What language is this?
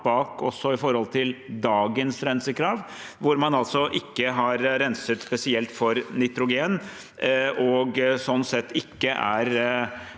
Norwegian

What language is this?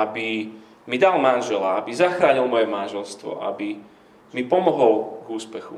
Slovak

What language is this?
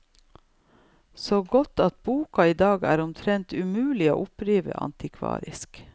Norwegian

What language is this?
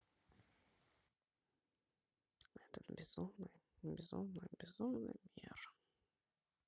Russian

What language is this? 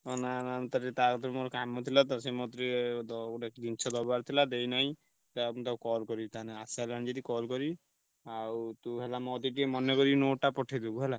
Odia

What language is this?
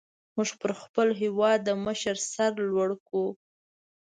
Pashto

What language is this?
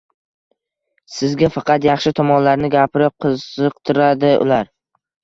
Uzbek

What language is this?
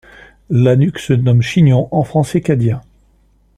French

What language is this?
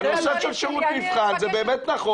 Hebrew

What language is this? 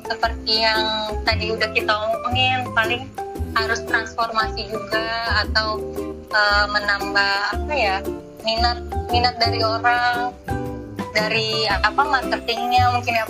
Indonesian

